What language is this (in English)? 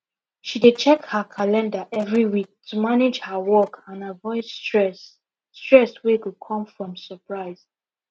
Nigerian Pidgin